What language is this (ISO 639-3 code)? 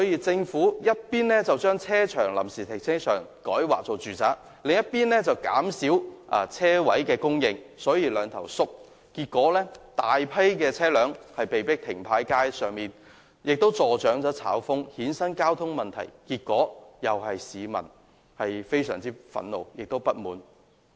yue